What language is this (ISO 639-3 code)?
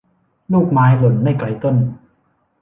tha